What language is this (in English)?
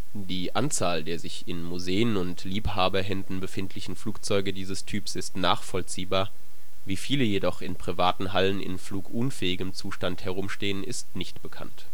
German